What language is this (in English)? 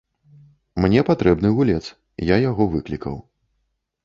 Belarusian